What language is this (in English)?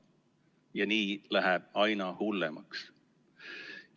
Estonian